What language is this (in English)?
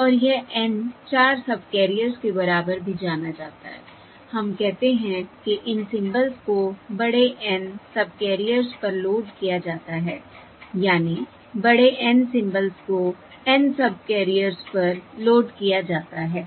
Hindi